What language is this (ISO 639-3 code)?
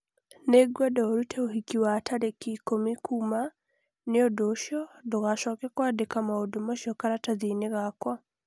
kik